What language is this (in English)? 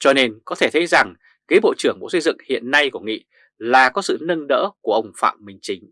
Vietnamese